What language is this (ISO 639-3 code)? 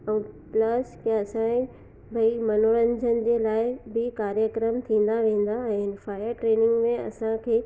snd